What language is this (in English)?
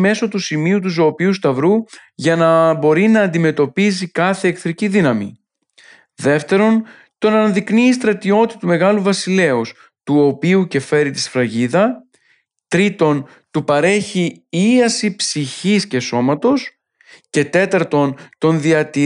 Greek